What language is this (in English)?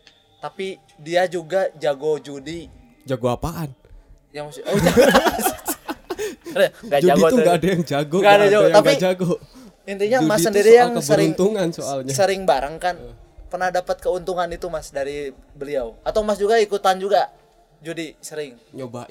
Indonesian